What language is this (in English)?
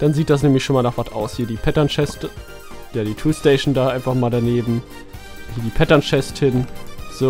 German